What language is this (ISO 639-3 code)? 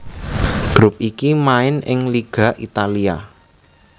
jav